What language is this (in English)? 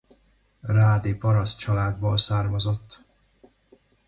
Hungarian